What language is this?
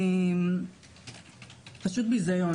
Hebrew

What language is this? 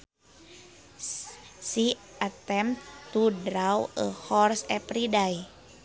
Sundanese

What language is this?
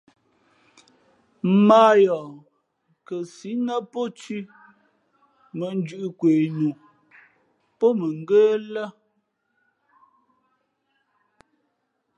Fe'fe'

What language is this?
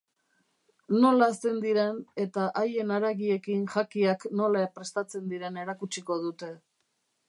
Basque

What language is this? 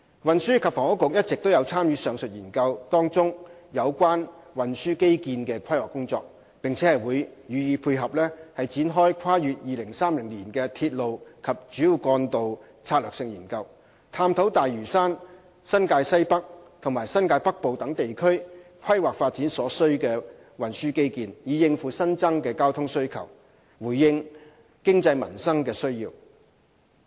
Cantonese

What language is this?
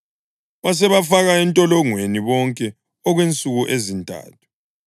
North Ndebele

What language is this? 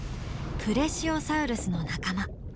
Japanese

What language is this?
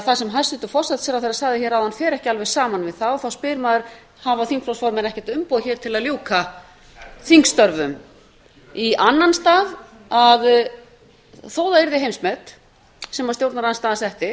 Icelandic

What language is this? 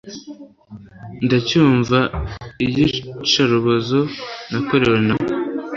Kinyarwanda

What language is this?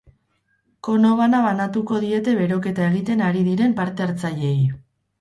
Basque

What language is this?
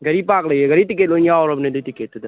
Manipuri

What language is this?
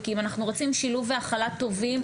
Hebrew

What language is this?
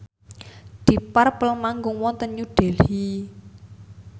Javanese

